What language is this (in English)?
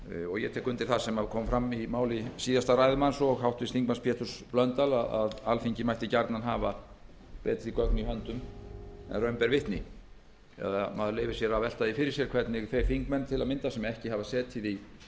Icelandic